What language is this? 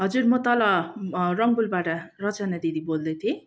Nepali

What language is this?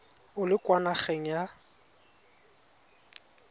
Tswana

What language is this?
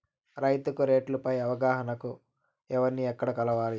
Telugu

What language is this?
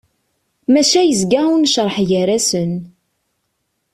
Kabyle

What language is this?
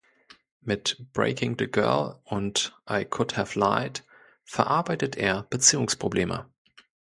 German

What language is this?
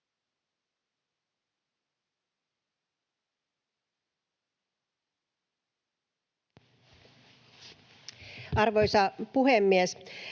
Finnish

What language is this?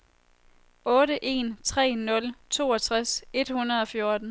Danish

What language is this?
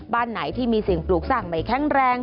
Thai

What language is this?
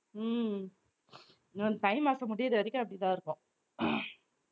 Tamil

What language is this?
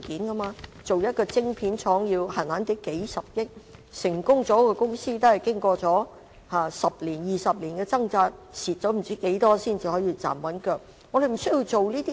Cantonese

